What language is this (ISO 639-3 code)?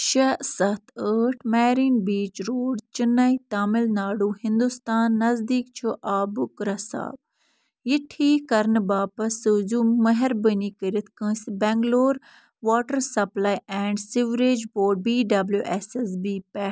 kas